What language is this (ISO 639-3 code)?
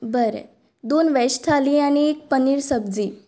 kok